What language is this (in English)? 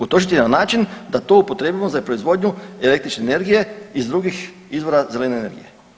Croatian